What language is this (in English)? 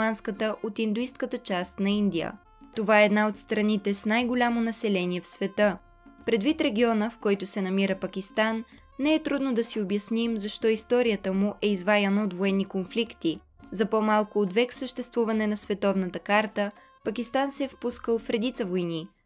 Bulgarian